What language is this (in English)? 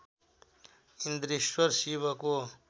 Nepali